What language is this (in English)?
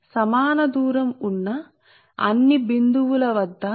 Telugu